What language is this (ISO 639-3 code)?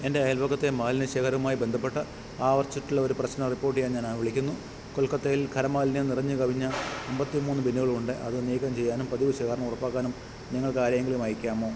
mal